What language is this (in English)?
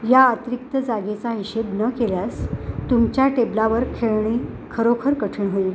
Marathi